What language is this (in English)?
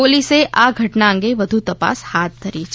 Gujarati